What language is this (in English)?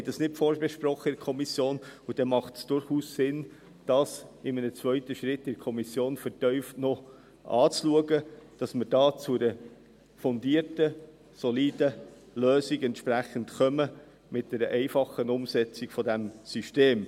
Swiss German